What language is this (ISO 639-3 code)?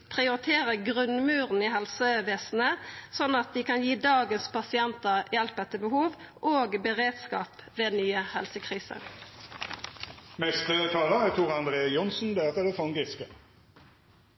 nno